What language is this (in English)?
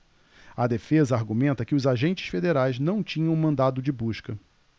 Portuguese